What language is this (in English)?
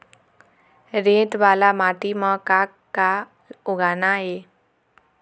Chhattisgarhi